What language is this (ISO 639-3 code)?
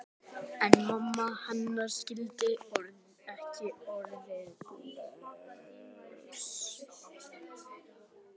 isl